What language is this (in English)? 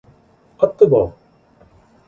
Korean